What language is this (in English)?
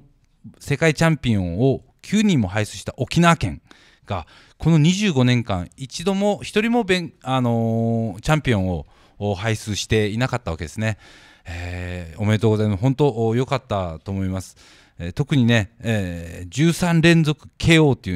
Japanese